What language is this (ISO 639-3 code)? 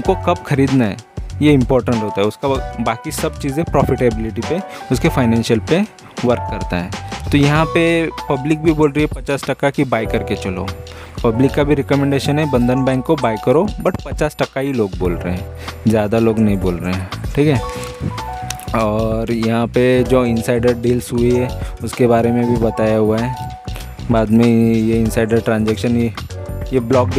hin